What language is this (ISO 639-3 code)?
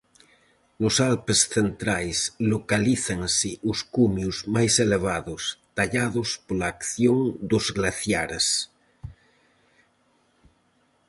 glg